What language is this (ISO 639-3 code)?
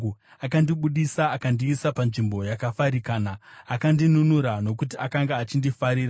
sna